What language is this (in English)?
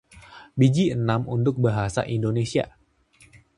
Indonesian